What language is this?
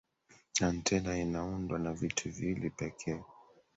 Swahili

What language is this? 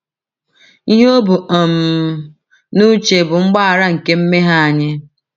Igbo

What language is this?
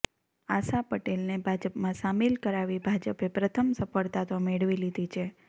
Gujarati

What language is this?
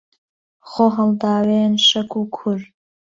Central Kurdish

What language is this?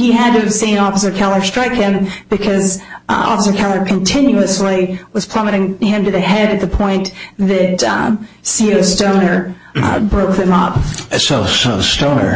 English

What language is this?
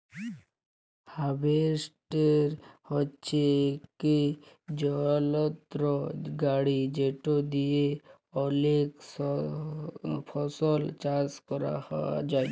Bangla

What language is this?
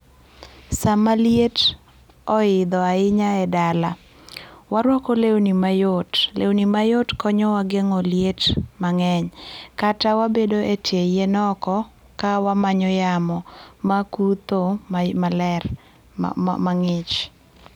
Luo (Kenya and Tanzania)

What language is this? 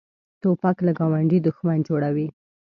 Pashto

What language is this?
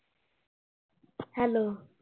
Punjabi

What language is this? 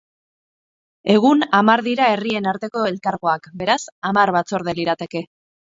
Basque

